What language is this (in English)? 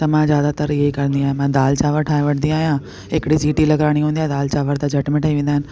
Sindhi